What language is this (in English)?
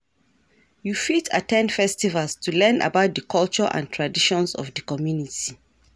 Nigerian Pidgin